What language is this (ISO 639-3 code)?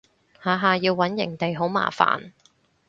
yue